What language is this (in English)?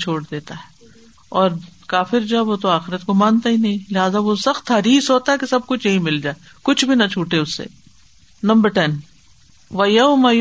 Urdu